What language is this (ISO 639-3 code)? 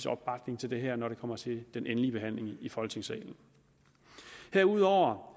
dan